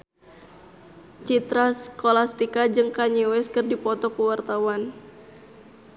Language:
Sundanese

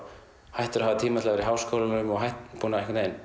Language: Icelandic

